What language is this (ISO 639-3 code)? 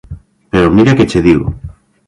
glg